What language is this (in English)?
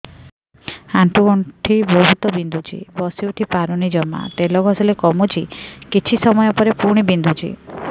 Odia